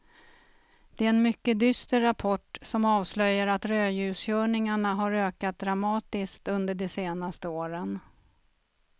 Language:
Swedish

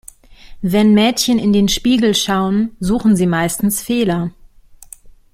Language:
German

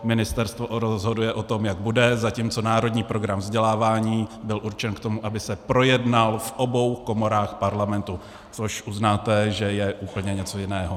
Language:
Czech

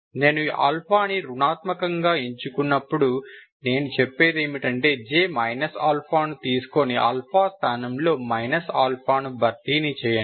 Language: Telugu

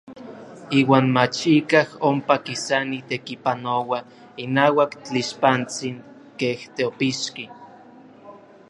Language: Orizaba Nahuatl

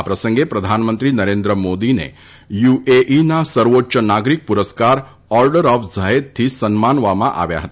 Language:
Gujarati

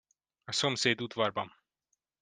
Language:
Hungarian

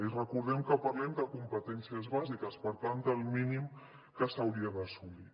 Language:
Catalan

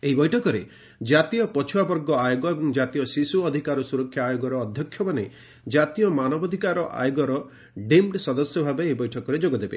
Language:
Odia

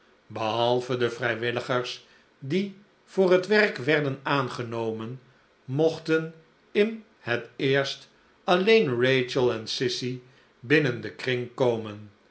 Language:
Dutch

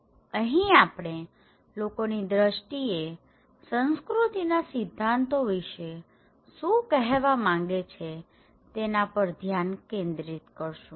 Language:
Gujarati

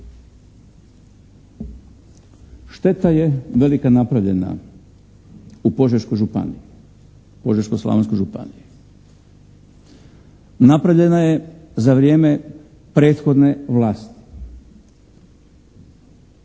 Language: Croatian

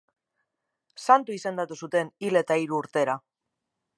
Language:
Basque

